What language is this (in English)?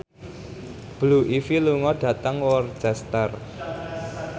Javanese